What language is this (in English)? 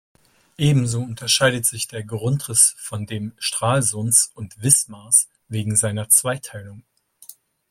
German